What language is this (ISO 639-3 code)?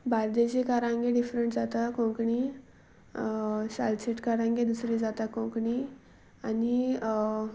kok